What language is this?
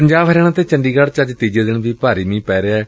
Punjabi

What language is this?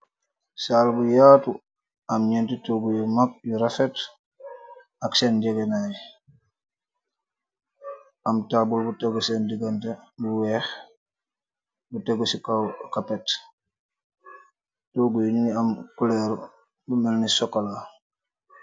Wolof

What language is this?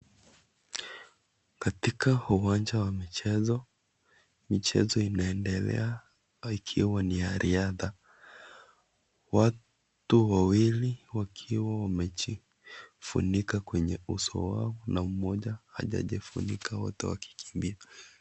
Swahili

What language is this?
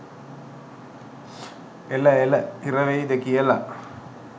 Sinhala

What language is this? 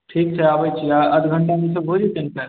Maithili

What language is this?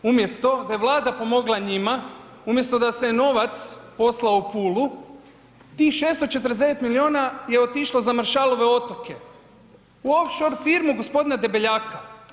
Croatian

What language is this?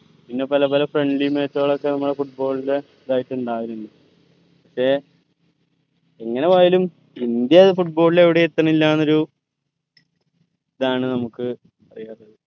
Malayalam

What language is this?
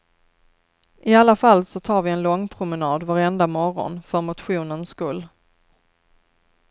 Swedish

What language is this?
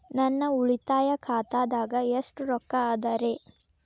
Kannada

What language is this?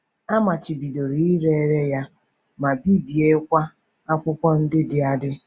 Igbo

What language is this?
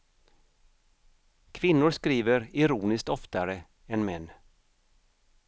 Swedish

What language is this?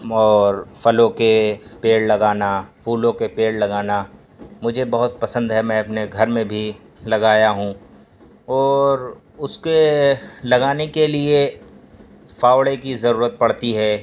Urdu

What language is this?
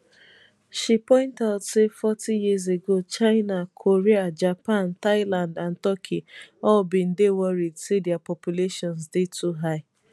Nigerian Pidgin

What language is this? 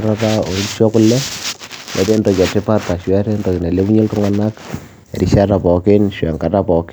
Masai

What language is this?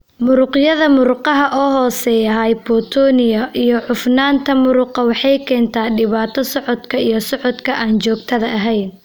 Somali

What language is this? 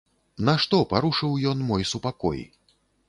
Belarusian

